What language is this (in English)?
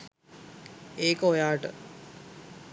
Sinhala